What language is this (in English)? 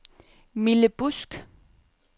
Danish